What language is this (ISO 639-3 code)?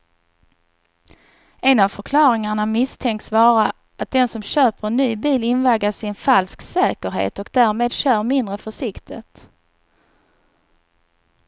swe